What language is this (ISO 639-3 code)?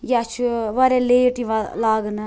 kas